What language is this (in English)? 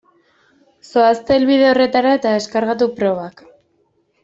Basque